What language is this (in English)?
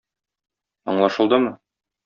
Tatar